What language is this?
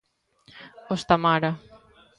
Galician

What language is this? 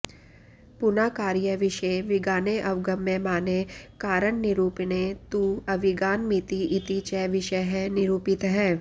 Sanskrit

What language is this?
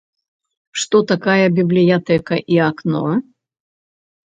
Belarusian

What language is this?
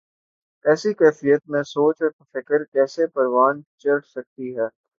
Urdu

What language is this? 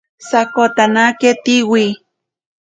Ashéninka Perené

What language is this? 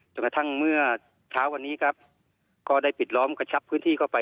Thai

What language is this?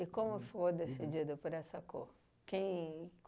Portuguese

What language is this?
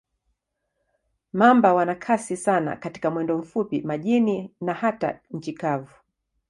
Swahili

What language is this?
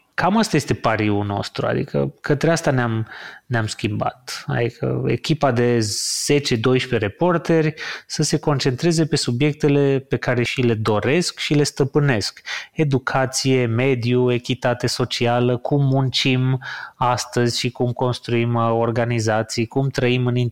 Romanian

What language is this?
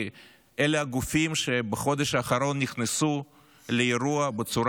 Hebrew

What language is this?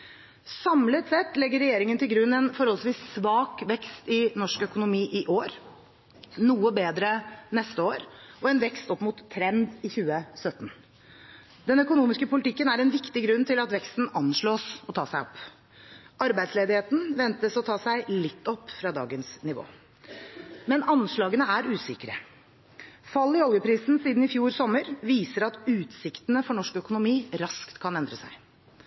Norwegian Bokmål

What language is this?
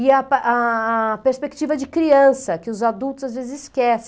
Portuguese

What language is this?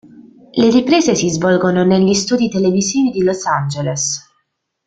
Italian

